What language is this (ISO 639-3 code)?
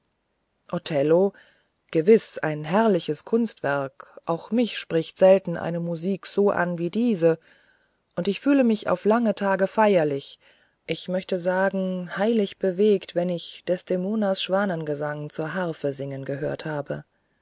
deu